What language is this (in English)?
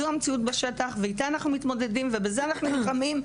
Hebrew